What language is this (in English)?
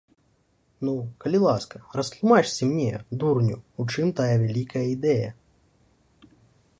Belarusian